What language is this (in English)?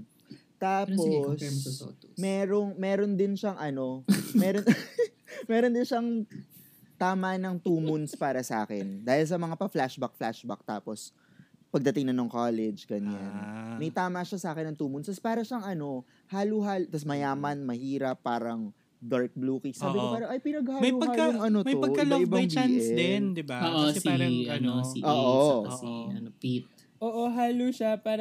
Filipino